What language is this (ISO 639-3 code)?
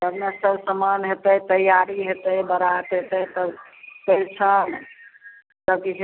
mai